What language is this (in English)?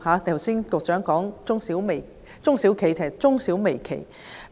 Cantonese